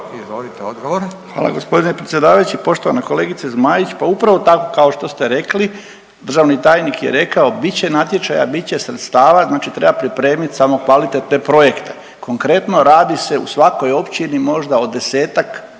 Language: Croatian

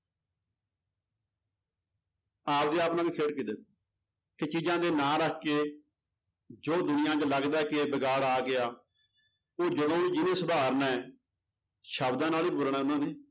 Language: Punjabi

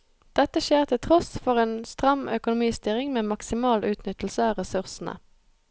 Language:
Norwegian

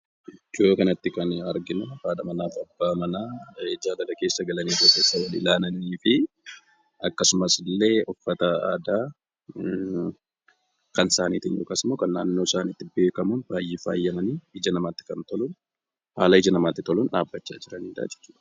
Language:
Oromo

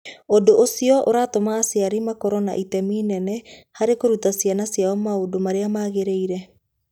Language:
Kikuyu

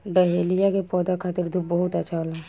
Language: Bhojpuri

